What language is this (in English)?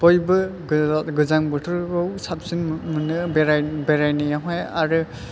Bodo